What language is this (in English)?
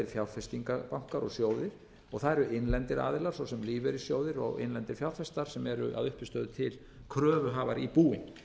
Icelandic